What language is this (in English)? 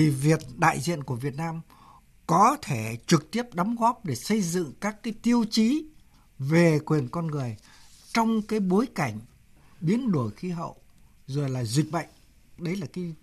Vietnamese